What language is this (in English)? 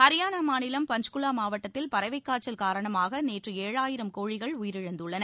Tamil